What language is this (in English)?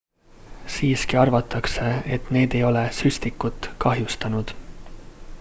Estonian